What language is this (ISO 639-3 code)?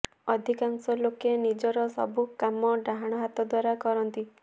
ori